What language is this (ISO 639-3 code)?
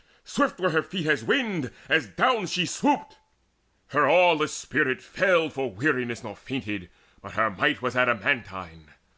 eng